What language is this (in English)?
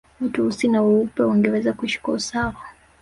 Swahili